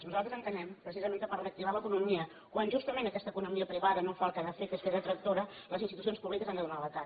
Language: Catalan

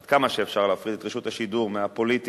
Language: Hebrew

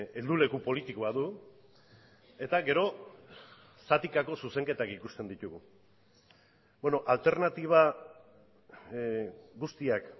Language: Basque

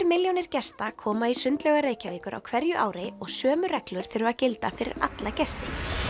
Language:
Icelandic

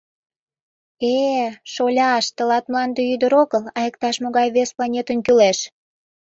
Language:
Mari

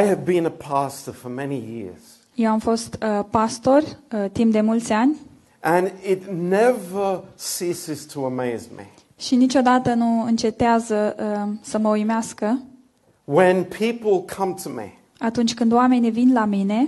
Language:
Romanian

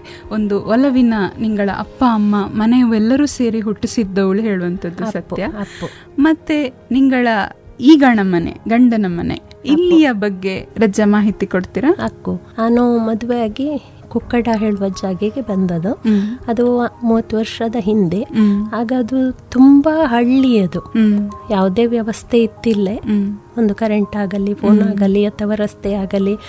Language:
Kannada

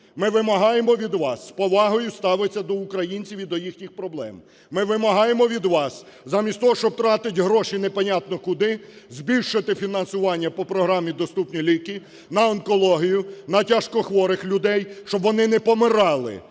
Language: Ukrainian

